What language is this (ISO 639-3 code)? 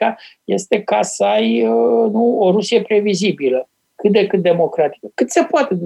ron